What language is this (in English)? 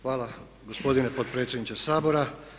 Croatian